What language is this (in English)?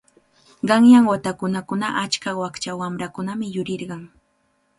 Cajatambo North Lima Quechua